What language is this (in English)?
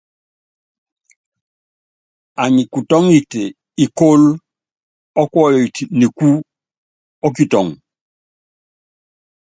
Yangben